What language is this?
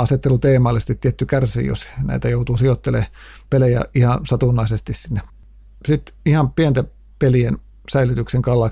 Finnish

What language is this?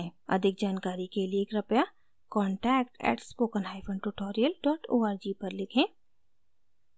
Hindi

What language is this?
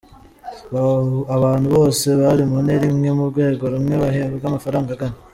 Kinyarwanda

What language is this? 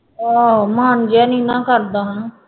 Punjabi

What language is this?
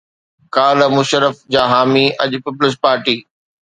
Sindhi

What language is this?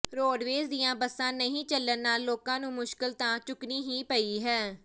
Punjabi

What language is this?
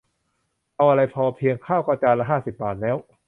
Thai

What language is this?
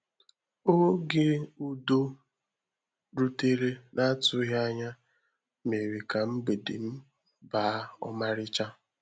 Igbo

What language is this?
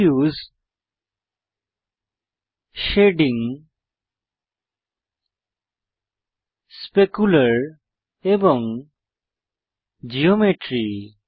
Bangla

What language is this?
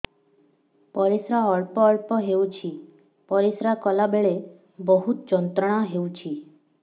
Odia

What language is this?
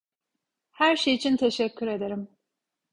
Turkish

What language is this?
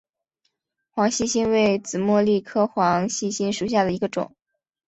Chinese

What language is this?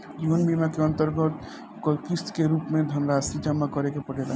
Bhojpuri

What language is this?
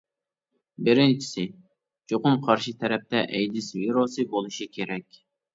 Uyghur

